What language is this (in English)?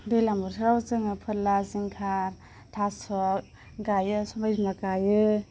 Bodo